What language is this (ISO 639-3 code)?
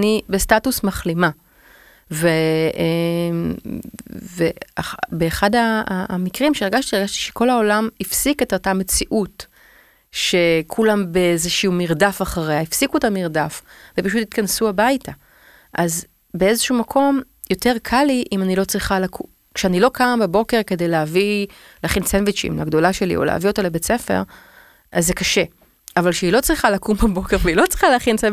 heb